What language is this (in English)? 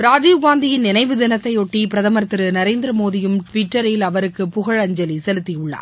Tamil